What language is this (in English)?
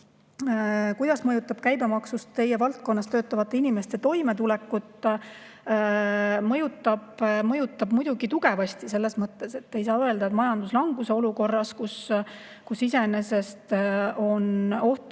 Estonian